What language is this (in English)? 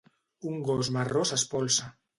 Catalan